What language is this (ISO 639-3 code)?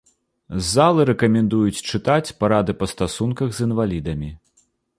bel